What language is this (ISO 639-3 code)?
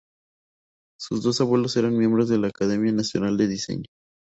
spa